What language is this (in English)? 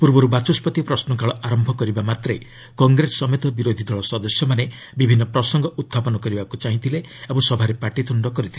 Odia